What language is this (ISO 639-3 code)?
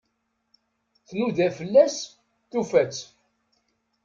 kab